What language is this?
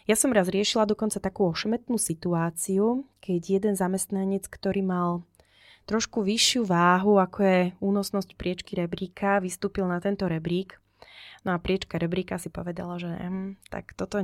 Slovak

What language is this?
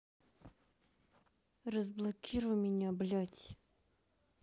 Russian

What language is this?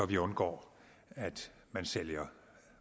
Danish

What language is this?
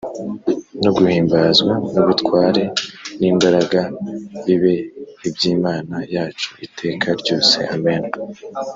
Kinyarwanda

